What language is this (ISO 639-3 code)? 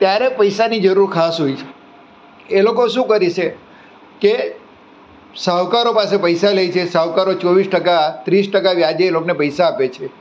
guj